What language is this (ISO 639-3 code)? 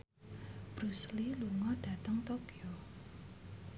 jav